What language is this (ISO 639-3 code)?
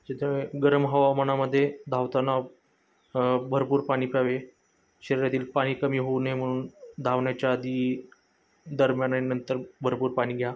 mar